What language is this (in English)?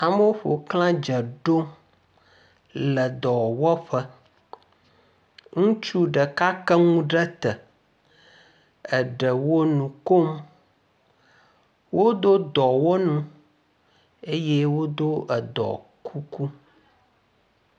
Ewe